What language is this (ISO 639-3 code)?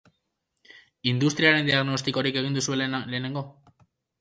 eus